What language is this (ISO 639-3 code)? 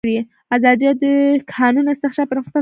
pus